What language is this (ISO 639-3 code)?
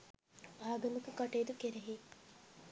sin